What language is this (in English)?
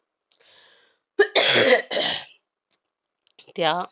Marathi